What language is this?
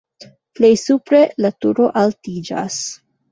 Esperanto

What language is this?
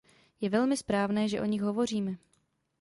Czech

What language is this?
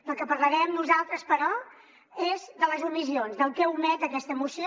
Catalan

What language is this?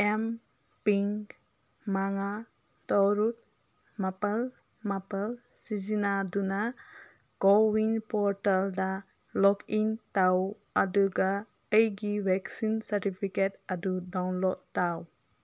Manipuri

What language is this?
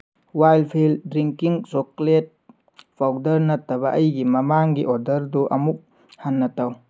Manipuri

